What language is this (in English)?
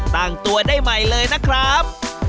Thai